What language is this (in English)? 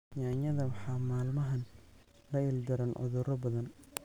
Somali